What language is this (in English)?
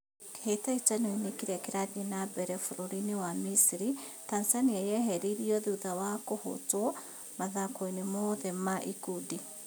Kikuyu